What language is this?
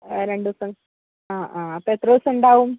Malayalam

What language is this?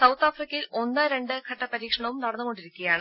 Malayalam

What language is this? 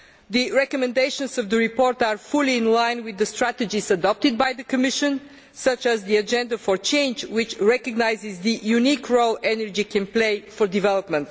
English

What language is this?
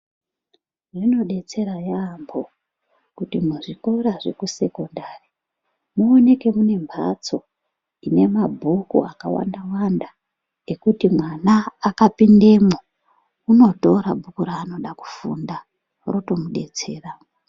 Ndau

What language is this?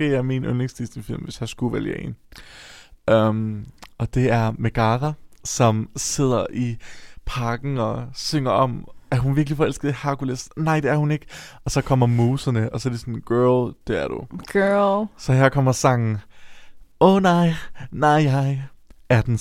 Danish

